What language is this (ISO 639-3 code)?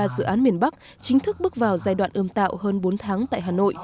vie